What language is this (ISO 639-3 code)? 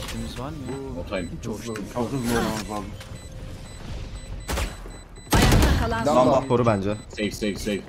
tur